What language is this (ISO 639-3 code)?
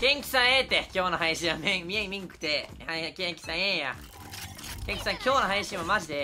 jpn